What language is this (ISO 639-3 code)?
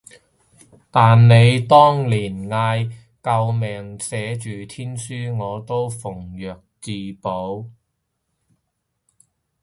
yue